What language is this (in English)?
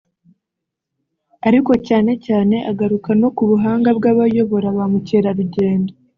Kinyarwanda